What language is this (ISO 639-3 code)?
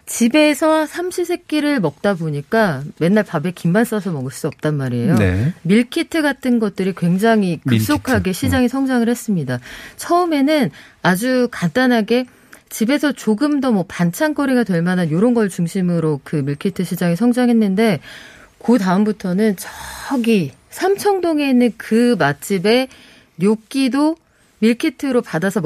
kor